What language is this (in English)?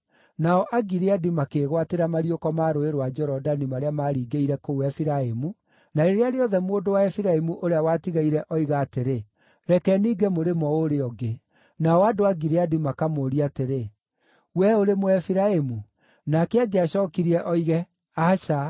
Kikuyu